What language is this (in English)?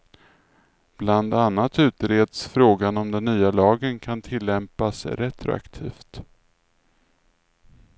Swedish